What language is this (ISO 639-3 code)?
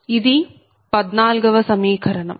tel